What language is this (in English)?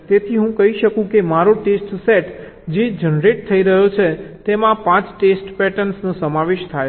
Gujarati